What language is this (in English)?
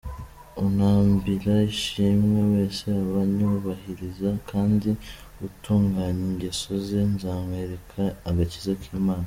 Kinyarwanda